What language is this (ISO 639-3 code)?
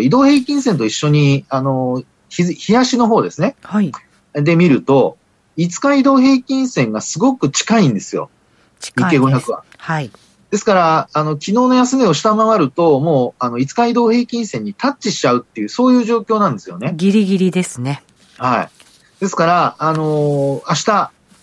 jpn